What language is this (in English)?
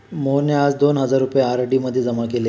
Marathi